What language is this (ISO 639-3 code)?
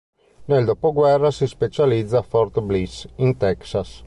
ita